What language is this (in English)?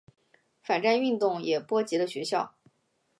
Chinese